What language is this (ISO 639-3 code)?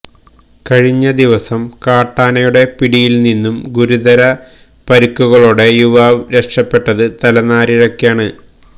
mal